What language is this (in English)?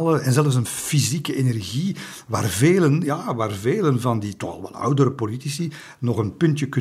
Dutch